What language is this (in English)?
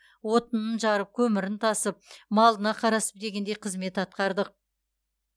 Kazakh